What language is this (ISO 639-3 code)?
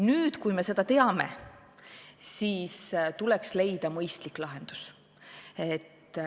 est